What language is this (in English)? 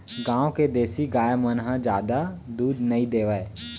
Chhattisgarhi